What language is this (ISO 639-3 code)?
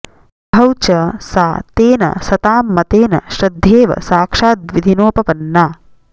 san